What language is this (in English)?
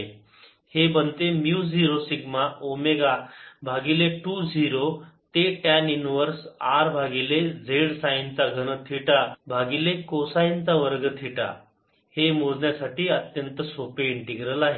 Marathi